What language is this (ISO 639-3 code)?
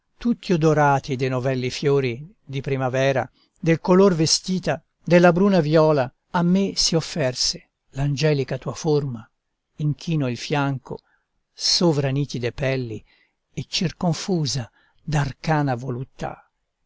ita